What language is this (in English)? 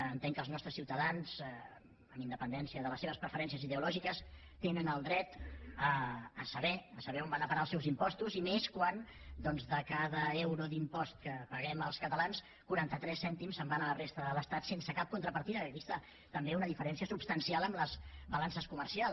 Catalan